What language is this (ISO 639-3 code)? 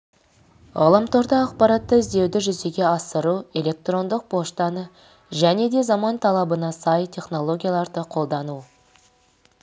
kaz